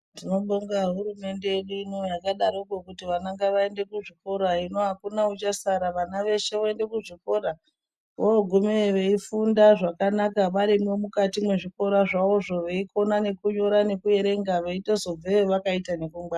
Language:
Ndau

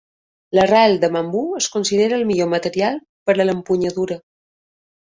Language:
Catalan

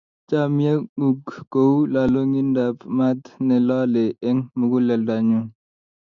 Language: Kalenjin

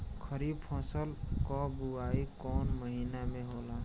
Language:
Bhojpuri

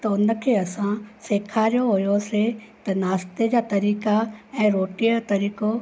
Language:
Sindhi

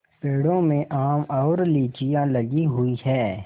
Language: Hindi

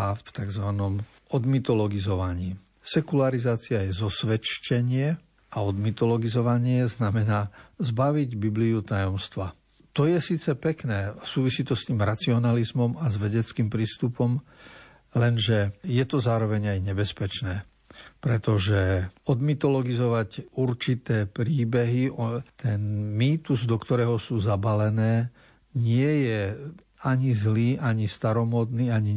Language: Slovak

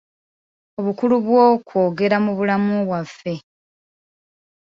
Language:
Ganda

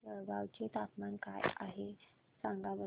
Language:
Marathi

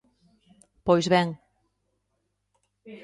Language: Galician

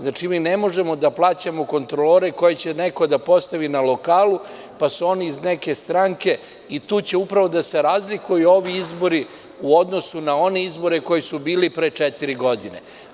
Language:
Serbian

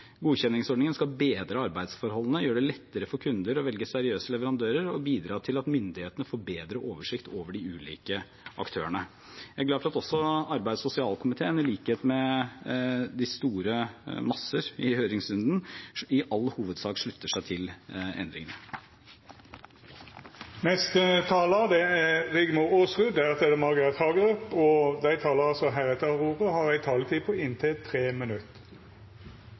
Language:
Norwegian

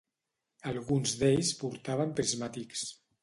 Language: Catalan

